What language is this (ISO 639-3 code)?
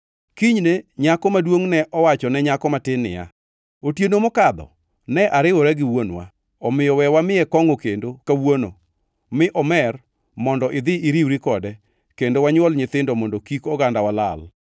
luo